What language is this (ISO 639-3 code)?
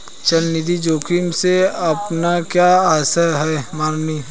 hin